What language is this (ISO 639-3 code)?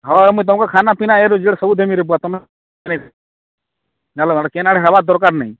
ori